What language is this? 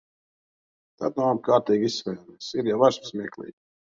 Latvian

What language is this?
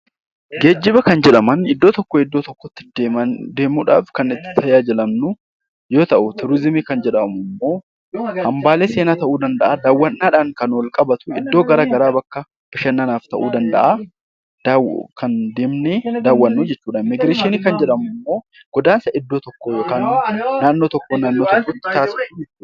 Oromo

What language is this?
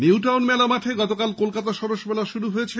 Bangla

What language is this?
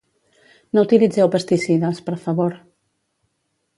Catalan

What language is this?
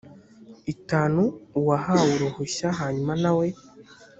Kinyarwanda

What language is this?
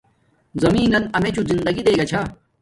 Domaaki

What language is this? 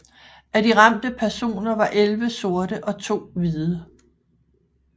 Danish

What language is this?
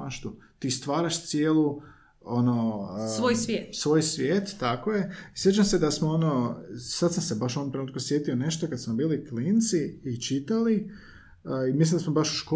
Croatian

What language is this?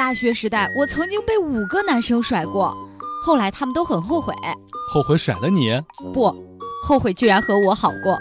Chinese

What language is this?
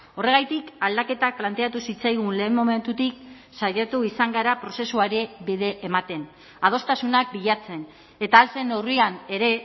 Basque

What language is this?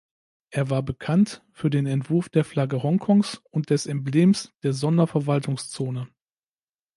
German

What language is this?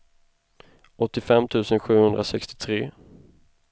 Swedish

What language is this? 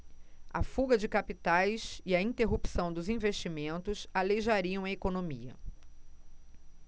Portuguese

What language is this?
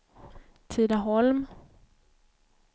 Swedish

